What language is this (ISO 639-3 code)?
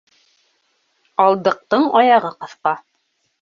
bak